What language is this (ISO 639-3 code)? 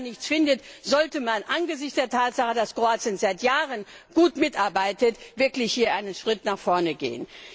deu